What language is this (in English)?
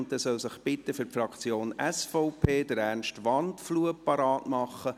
Swiss German